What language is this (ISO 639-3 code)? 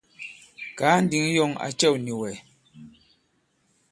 abb